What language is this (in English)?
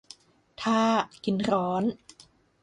Thai